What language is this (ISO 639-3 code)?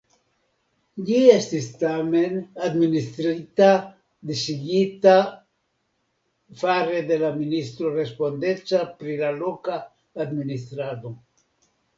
epo